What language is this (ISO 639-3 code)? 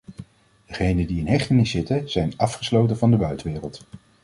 nld